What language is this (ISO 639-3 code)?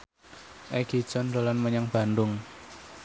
jav